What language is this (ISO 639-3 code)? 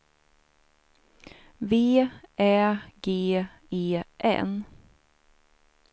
swe